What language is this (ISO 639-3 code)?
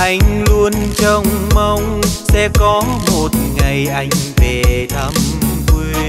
vie